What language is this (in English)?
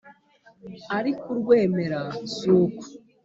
Kinyarwanda